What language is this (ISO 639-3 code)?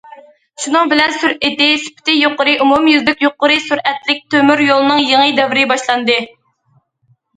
uig